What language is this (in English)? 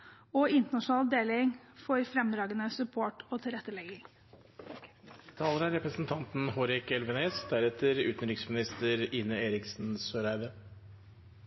Norwegian Bokmål